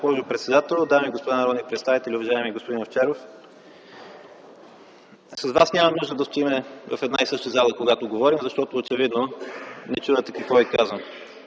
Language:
Bulgarian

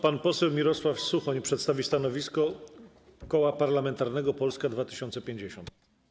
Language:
Polish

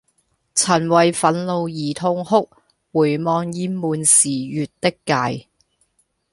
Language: Cantonese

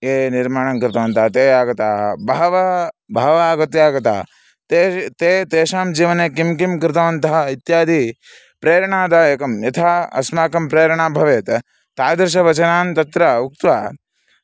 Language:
Sanskrit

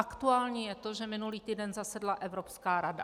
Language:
Czech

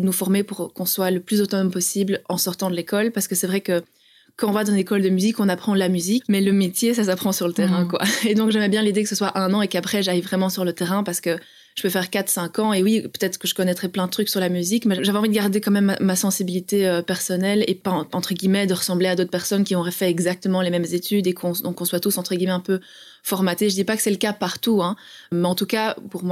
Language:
French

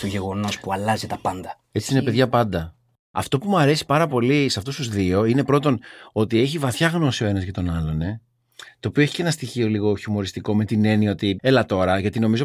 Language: Greek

